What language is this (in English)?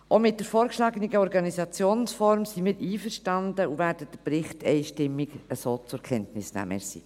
Swiss German